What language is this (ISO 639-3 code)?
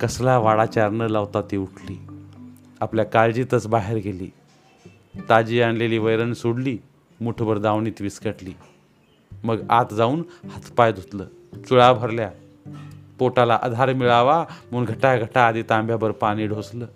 mar